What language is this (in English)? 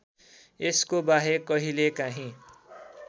Nepali